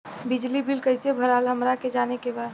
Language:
Bhojpuri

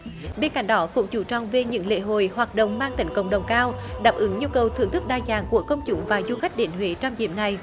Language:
Vietnamese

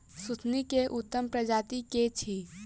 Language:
Maithili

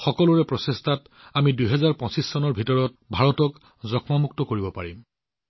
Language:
Assamese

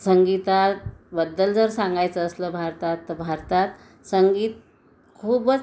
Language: Marathi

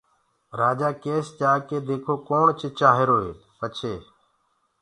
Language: Gurgula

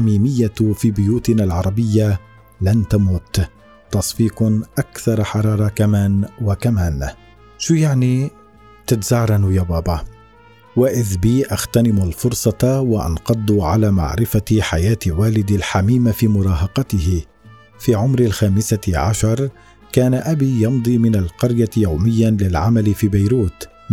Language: Arabic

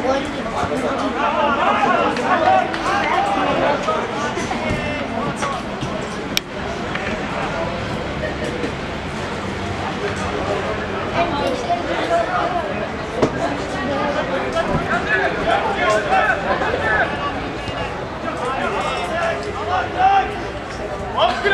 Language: Turkish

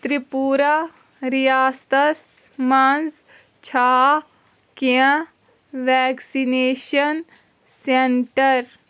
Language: Kashmiri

